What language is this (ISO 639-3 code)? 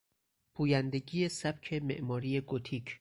fas